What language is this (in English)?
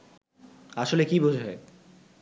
Bangla